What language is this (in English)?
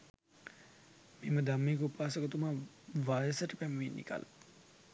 Sinhala